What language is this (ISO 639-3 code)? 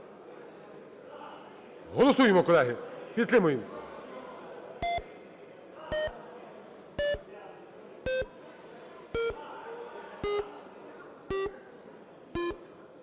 ukr